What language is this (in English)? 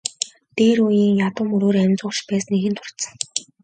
Mongolian